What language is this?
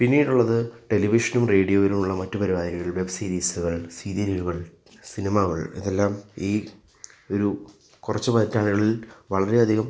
Malayalam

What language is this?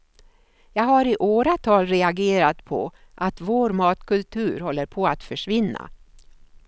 Swedish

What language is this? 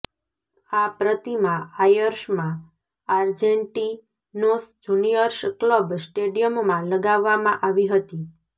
Gujarati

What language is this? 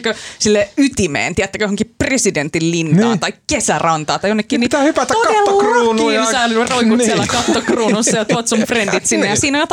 Finnish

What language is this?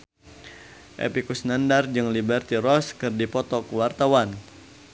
Sundanese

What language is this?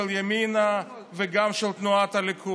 Hebrew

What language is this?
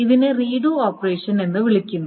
Malayalam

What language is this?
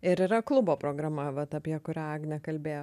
Lithuanian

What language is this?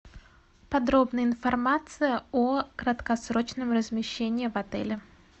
Russian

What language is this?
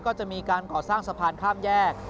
Thai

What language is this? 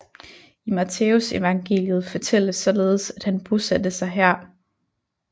Danish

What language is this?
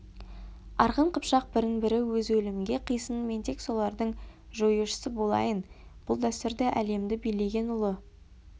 Kazakh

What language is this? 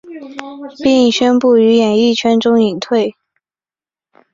Chinese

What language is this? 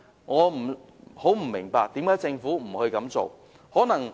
Cantonese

